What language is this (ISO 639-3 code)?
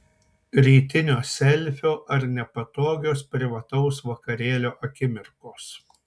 lit